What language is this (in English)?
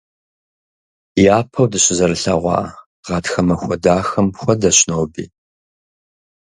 Kabardian